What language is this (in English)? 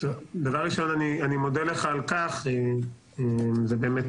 Hebrew